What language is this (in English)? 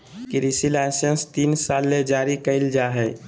Magahi